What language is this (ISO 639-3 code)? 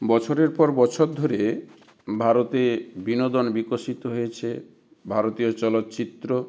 ben